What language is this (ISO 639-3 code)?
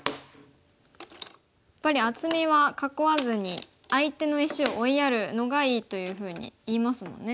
jpn